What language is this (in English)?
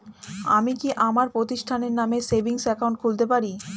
Bangla